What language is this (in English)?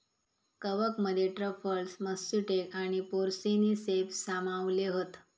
Marathi